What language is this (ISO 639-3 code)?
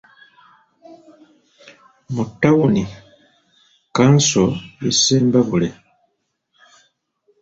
lug